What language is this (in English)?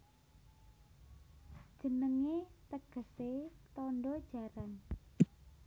Javanese